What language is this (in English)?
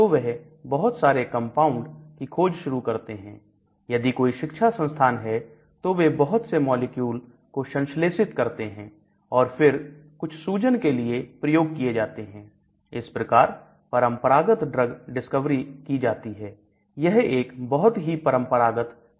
Hindi